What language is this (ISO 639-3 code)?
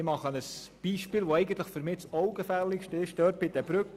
gsw